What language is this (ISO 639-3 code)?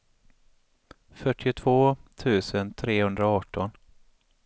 swe